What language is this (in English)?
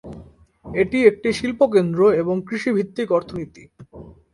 Bangla